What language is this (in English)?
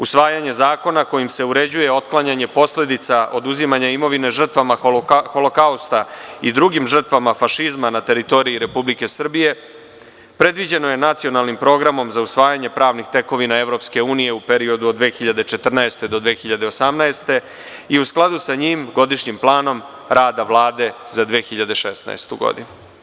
Serbian